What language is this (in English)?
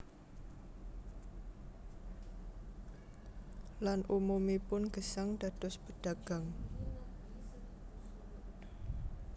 Javanese